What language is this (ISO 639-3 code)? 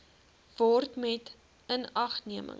afr